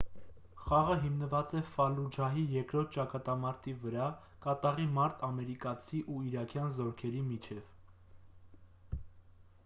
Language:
Armenian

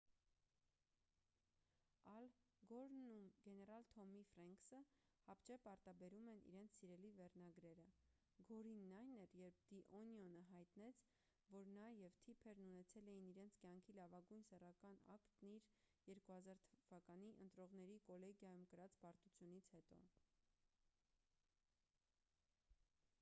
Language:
Armenian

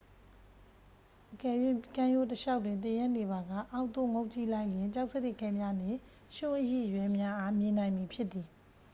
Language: Burmese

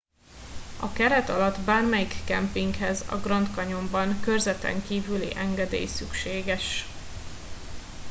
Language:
Hungarian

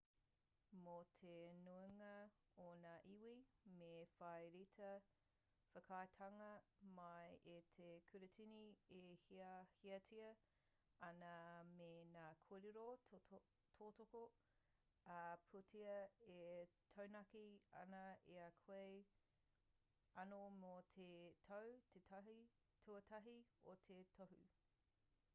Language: Māori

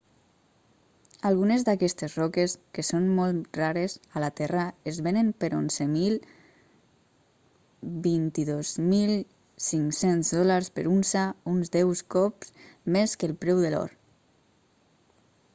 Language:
Catalan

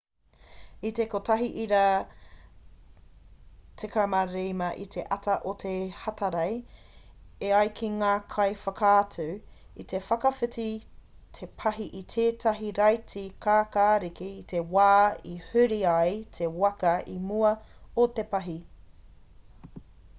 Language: Māori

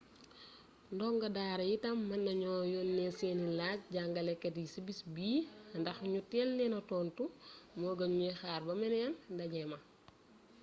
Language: Wolof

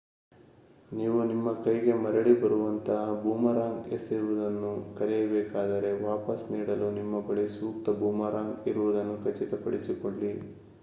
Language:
Kannada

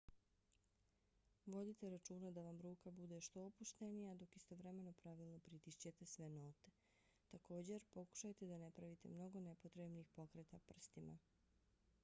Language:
Bosnian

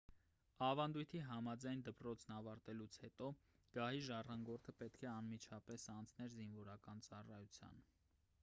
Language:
Armenian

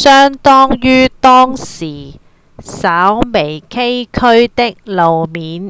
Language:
Cantonese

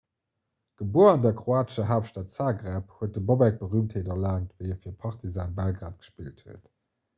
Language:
Luxembourgish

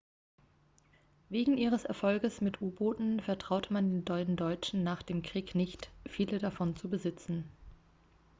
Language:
German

